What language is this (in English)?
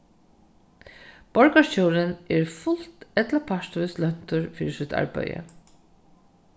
Faroese